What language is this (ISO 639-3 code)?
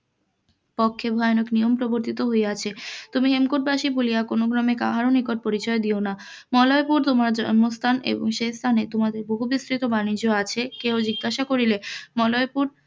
ben